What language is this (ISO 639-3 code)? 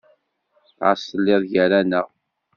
kab